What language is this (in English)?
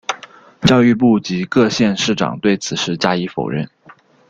Chinese